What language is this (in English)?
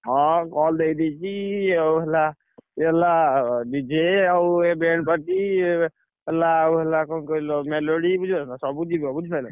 Odia